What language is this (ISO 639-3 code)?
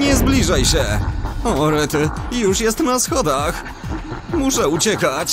pol